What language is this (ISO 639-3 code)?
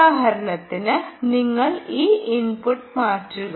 mal